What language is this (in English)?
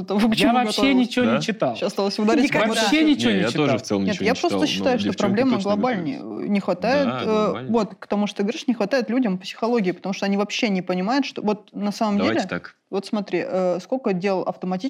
Russian